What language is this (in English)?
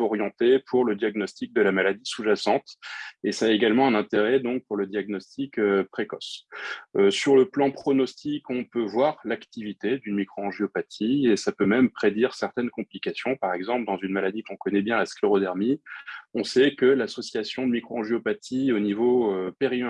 French